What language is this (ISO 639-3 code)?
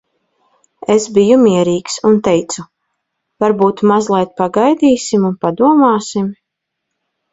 lav